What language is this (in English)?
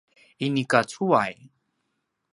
Paiwan